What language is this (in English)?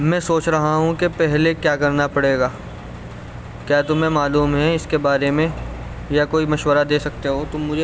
Urdu